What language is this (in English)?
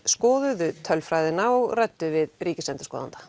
Icelandic